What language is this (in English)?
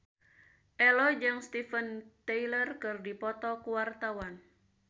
Sundanese